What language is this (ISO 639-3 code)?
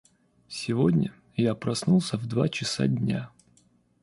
rus